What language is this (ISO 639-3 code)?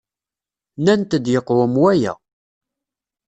kab